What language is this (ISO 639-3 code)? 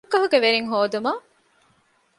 div